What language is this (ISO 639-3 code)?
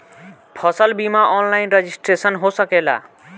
bho